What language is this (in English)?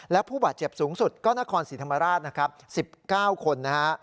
Thai